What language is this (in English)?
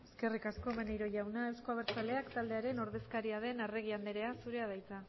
Basque